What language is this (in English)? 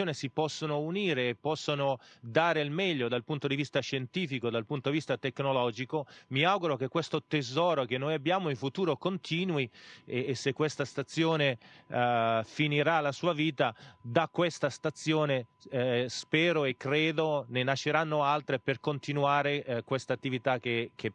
Italian